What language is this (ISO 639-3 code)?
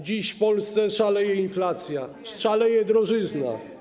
pol